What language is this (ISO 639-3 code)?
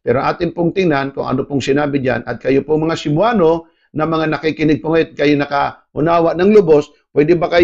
fil